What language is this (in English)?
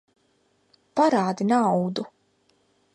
Latvian